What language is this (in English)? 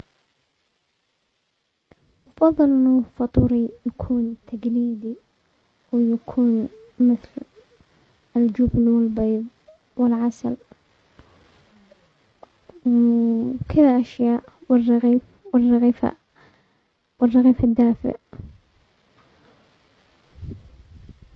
Omani Arabic